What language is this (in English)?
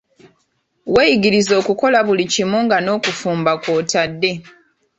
Ganda